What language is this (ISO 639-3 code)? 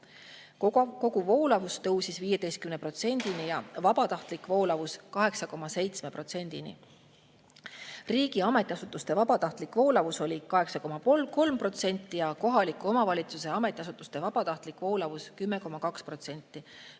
est